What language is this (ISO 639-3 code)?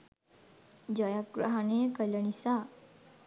sin